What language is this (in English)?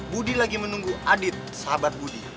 Indonesian